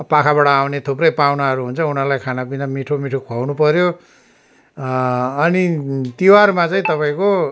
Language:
Nepali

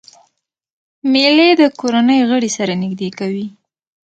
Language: Pashto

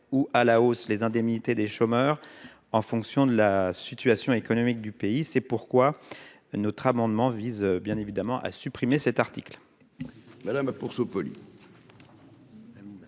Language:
French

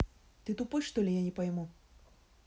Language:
Russian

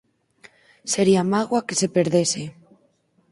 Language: Galician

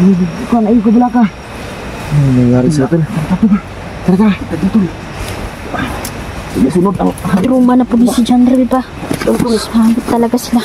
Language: Filipino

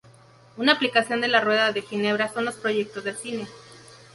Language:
Spanish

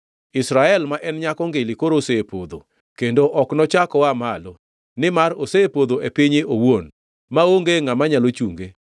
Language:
Luo (Kenya and Tanzania)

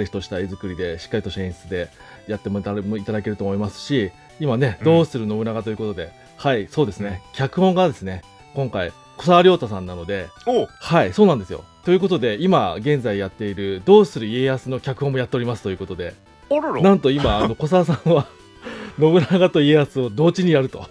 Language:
Japanese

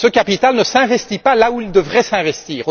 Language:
French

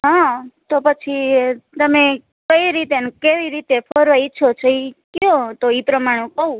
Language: Gujarati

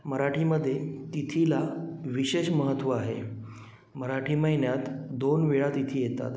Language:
Marathi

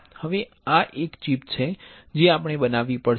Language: Gujarati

